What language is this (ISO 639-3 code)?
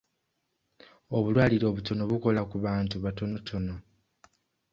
lug